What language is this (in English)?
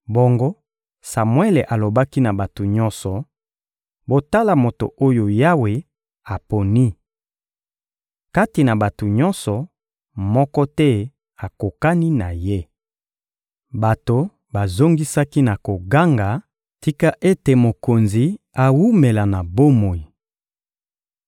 Lingala